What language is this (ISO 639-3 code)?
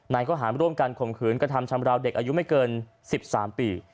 tha